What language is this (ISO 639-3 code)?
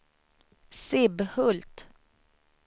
swe